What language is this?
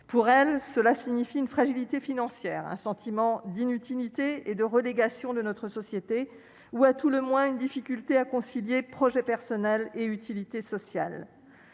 French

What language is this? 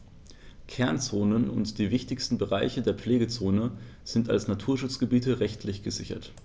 German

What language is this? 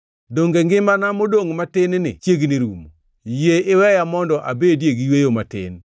Luo (Kenya and Tanzania)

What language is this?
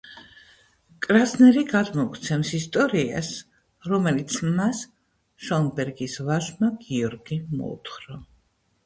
Georgian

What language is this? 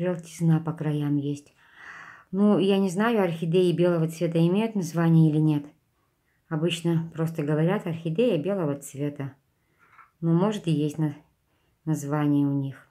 Russian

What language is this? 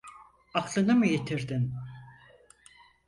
Turkish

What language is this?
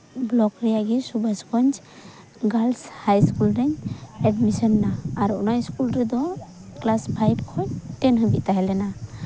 Santali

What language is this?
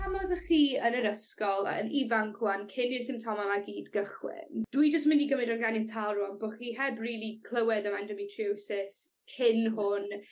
Welsh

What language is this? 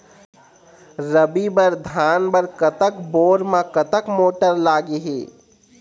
Chhattisgarhi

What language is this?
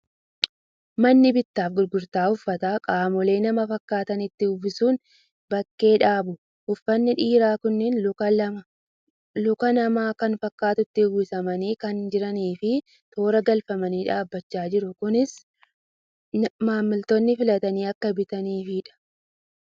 Oromo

